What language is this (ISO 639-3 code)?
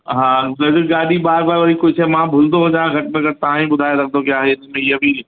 snd